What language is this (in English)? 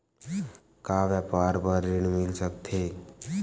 Chhattisgarhi